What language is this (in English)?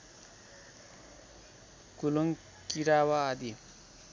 Nepali